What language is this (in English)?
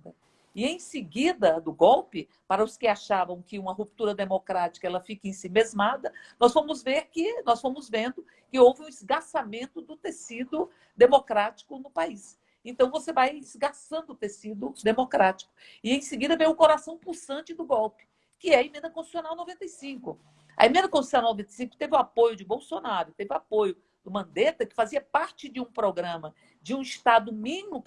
Portuguese